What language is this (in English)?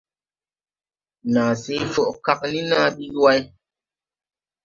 Tupuri